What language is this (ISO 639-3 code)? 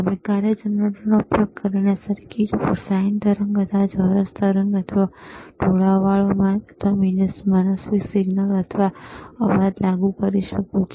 guj